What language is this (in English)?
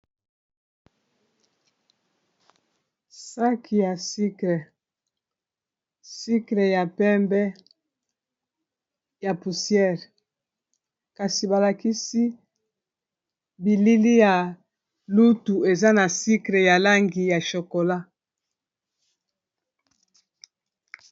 Lingala